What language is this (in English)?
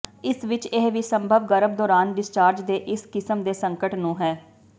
Punjabi